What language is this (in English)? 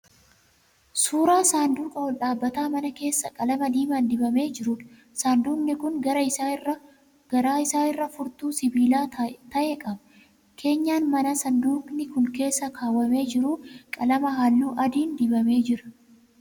Oromo